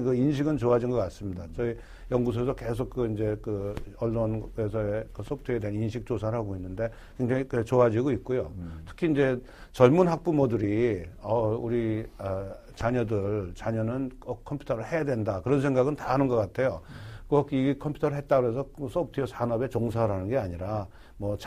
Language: Korean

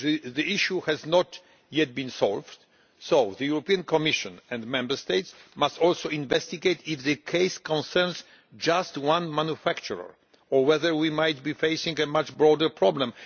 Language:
English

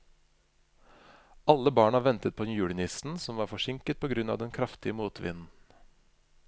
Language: Norwegian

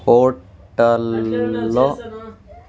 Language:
Telugu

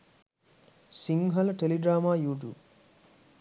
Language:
Sinhala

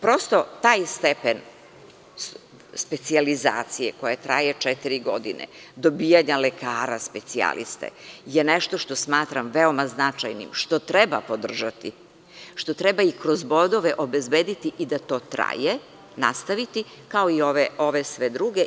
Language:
Serbian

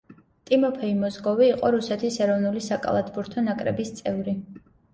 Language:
Georgian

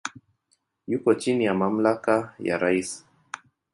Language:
Swahili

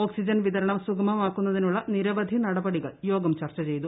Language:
Malayalam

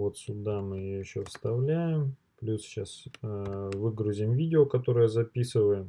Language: Russian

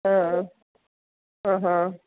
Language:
Malayalam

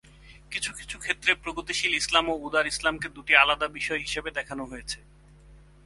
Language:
Bangla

